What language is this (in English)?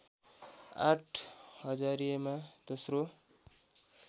Nepali